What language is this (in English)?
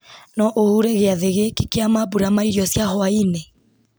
Kikuyu